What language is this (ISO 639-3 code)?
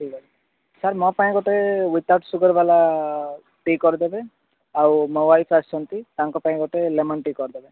ori